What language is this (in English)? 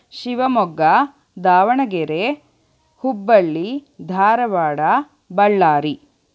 Kannada